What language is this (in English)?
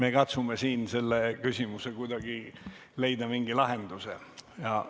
Estonian